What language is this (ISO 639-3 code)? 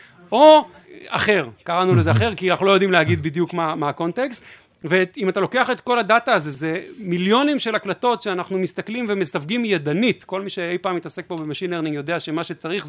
heb